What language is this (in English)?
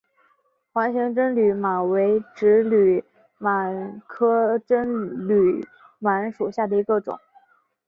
Chinese